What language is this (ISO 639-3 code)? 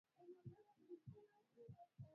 swa